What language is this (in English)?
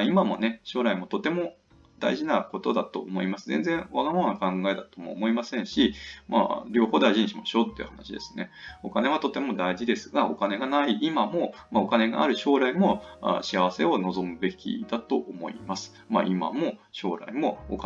Japanese